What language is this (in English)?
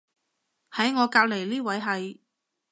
Cantonese